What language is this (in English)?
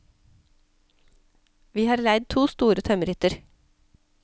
Norwegian